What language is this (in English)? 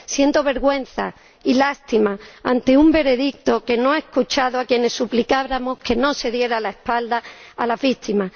Spanish